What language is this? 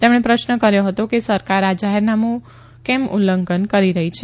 Gujarati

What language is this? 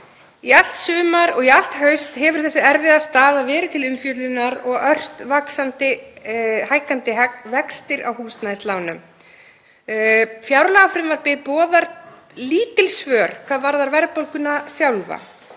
Icelandic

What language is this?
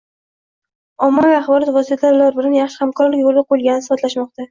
Uzbek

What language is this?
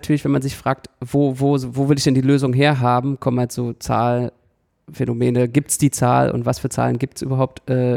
German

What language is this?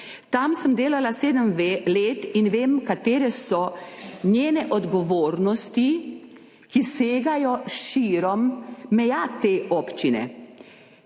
Slovenian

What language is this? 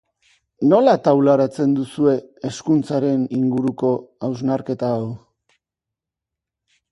Basque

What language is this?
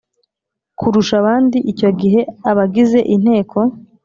Kinyarwanda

